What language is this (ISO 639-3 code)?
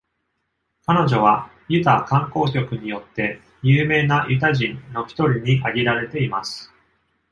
jpn